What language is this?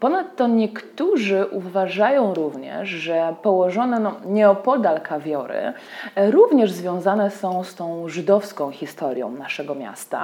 Polish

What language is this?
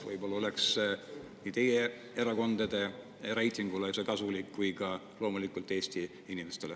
Estonian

